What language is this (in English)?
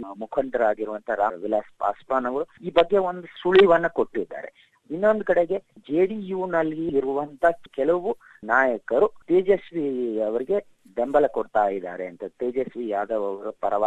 Kannada